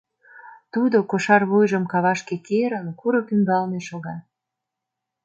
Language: Mari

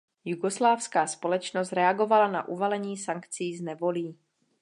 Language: Czech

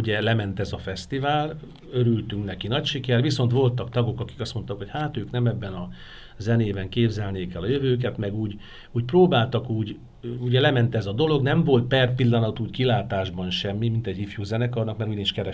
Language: Hungarian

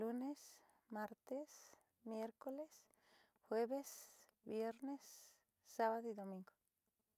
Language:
Southeastern Nochixtlán Mixtec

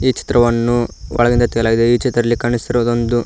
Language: Kannada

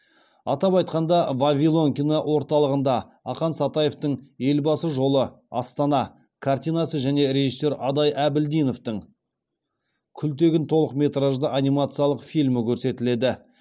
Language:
Kazakh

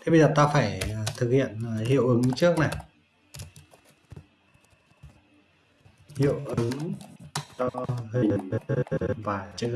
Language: Vietnamese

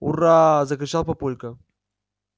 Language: Russian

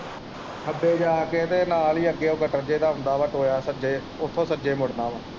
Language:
Punjabi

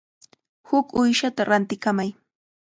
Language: Cajatambo North Lima Quechua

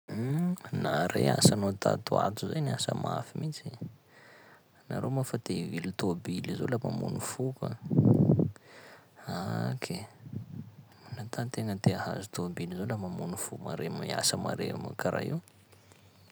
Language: Sakalava Malagasy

